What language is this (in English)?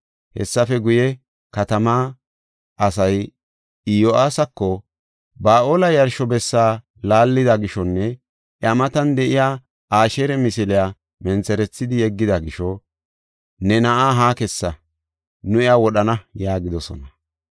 Gofa